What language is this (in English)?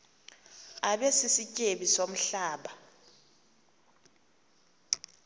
Xhosa